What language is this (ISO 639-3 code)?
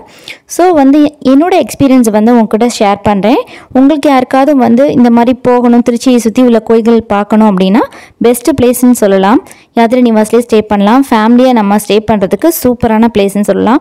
tam